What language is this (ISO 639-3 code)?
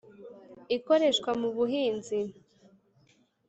kin